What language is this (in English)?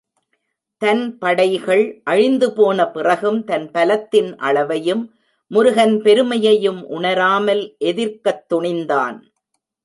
Tamil